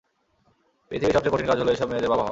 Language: Bangla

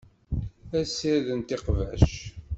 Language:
Kabyle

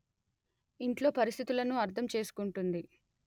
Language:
Telugu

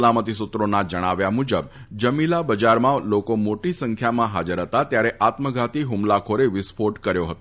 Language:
Gujarati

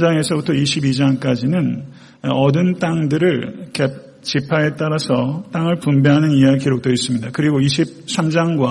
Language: Korean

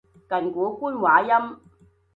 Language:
Cantonese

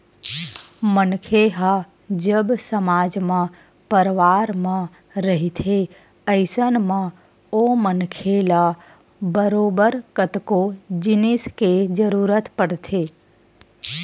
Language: Chhattisgarhi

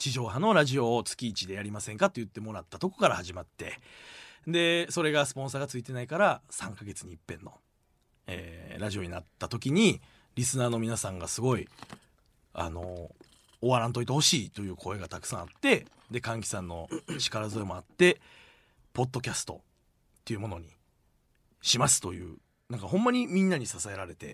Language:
Japanese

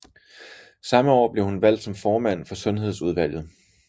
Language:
Danish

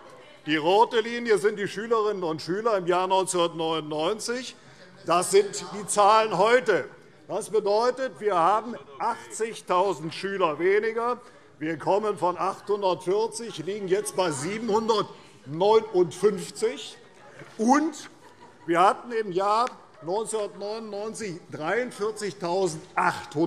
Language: German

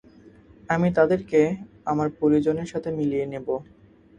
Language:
Bangla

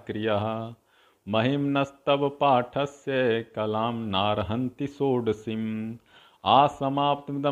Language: Hindi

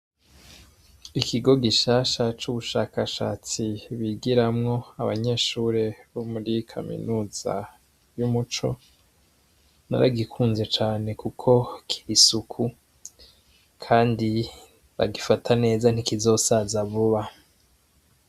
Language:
Rundi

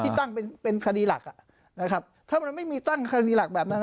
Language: Thai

